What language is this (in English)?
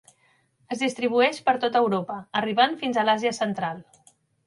Catalan